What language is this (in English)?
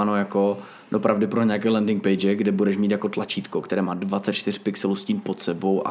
Czech